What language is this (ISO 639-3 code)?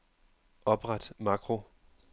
dan